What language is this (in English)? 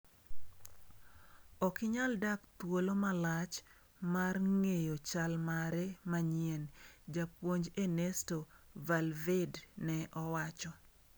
Luo (Kenya and Tanzania)